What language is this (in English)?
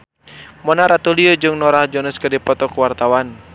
Sundanese